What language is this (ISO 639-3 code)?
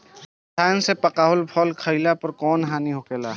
bho